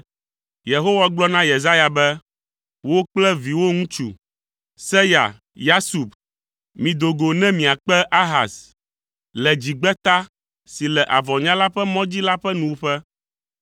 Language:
Ewe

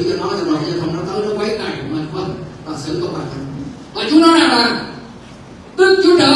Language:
Vietnamese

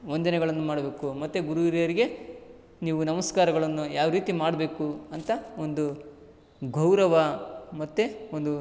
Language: Kannada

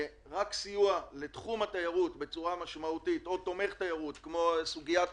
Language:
Hebrew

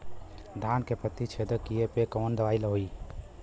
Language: Bhojpuri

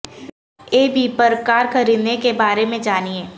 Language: Urdu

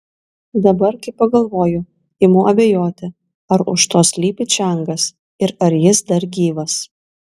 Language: Lithuanian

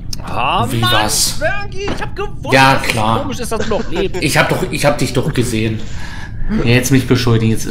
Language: German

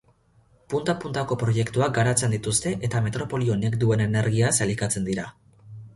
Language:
Basque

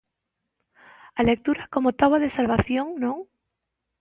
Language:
Galician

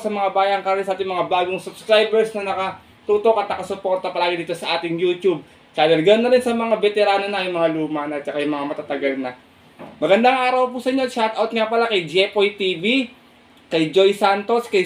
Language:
Filipino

